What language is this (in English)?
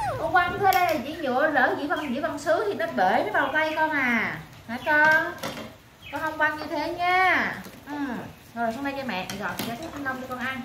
Vietnamese